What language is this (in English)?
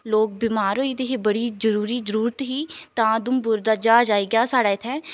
Dogri